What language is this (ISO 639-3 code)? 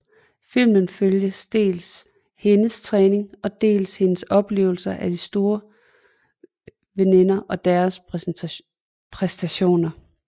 dan